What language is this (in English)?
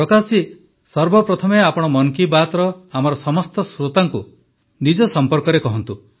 Odia